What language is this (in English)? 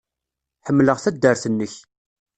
Kabyle